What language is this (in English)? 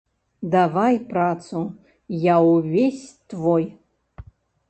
Belarusian